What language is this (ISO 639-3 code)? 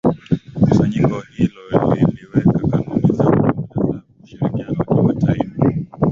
swa